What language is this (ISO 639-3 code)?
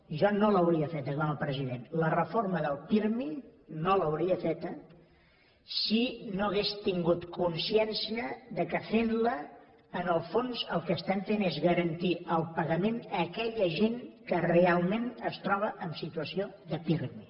cat